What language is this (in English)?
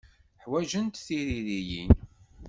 Kabyle